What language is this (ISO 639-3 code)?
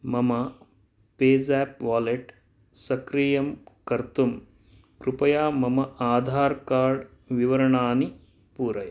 san